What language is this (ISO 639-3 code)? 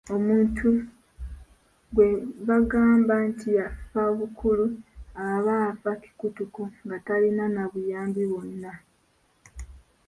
lug